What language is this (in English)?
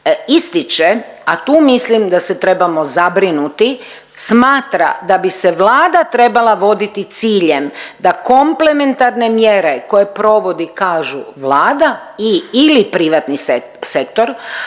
Croatian